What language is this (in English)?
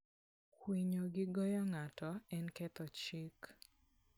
Luo (Kenya and Tanzania)